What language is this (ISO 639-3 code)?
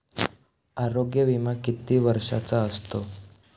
mar